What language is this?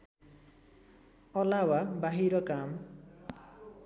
Nepali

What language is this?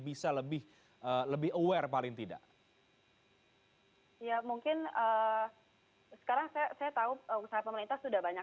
Indonesian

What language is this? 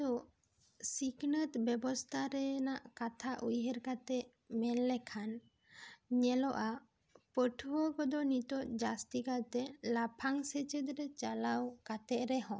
Santali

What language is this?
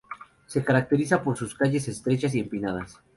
Spanish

